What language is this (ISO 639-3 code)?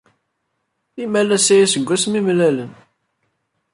kab